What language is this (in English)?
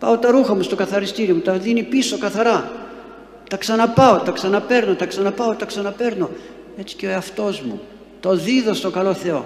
Greek